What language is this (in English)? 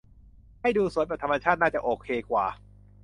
Thai